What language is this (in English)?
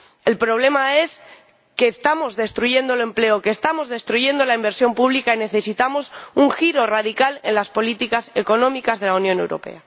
Spanish